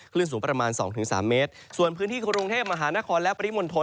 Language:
Thai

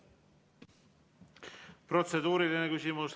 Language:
Estonian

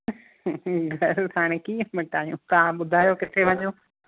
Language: Sindhi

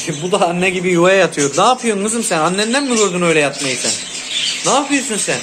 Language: Turkish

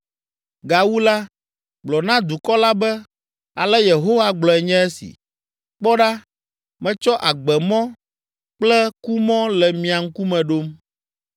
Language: Ewe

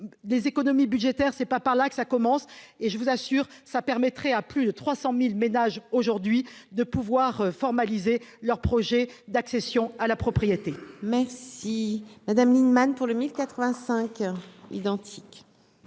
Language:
French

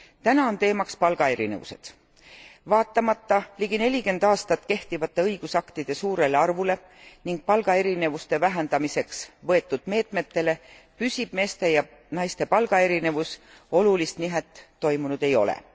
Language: Estonian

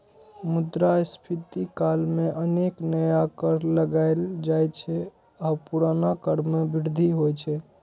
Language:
Maithili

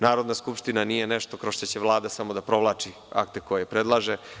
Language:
Serbian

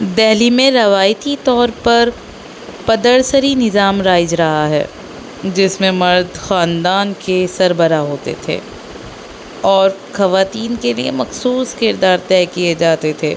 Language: Urdu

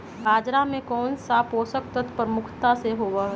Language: Magahi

